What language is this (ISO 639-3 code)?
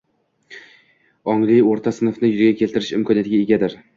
uzb